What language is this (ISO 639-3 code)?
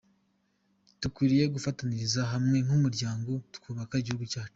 kin